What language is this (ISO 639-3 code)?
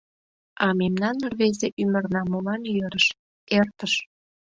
chm